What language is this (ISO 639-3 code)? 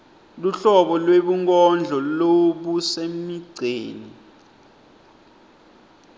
ssw